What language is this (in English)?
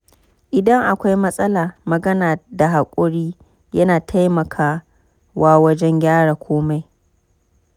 Hausa